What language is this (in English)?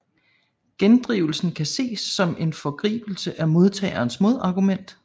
Danish